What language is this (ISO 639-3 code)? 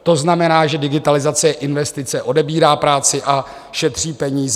ces